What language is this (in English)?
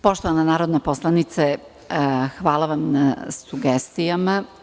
Serbian